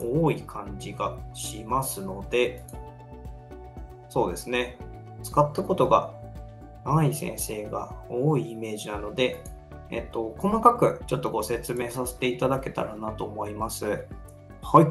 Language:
Japanese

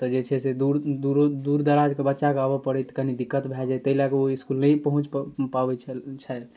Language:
Maithili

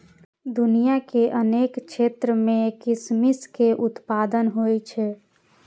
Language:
Maithili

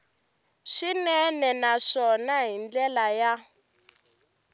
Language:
Tsonga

